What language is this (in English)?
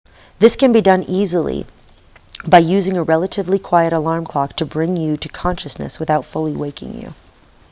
English